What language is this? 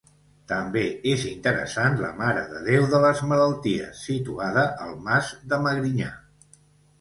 Catalan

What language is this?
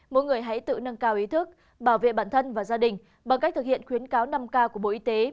Vietnamese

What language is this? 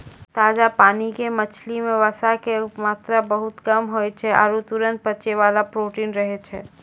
Maithili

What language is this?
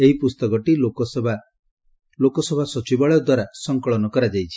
Odia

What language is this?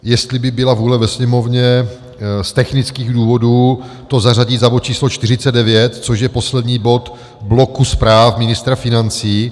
Czech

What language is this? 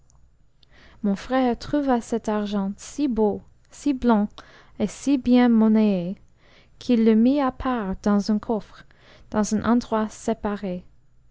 French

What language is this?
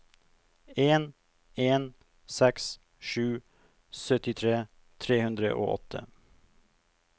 Norwegian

